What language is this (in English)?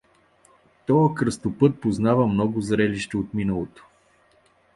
Bulgarian